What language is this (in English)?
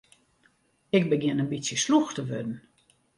Western Frisian